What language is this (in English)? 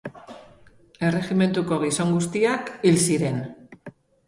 Basque